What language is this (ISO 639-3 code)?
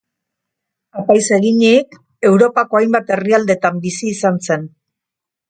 eus